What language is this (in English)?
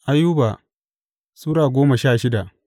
Hausa